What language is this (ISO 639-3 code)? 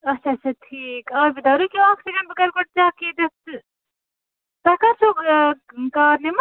kas